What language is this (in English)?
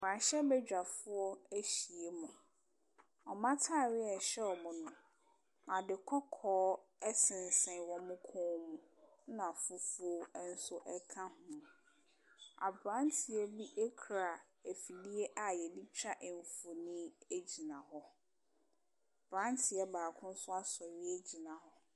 Akan